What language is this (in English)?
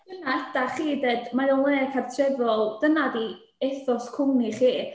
Welsh